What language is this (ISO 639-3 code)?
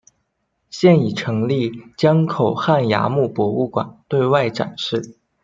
zho